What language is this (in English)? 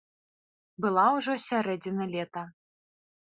Belarusian